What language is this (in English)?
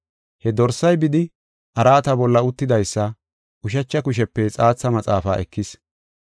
Gofa